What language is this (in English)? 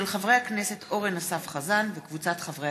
Hebrew